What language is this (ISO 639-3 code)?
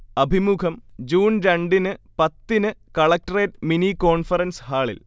mal